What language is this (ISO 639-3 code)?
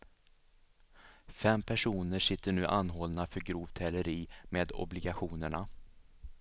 swe